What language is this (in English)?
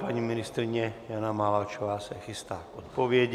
Czech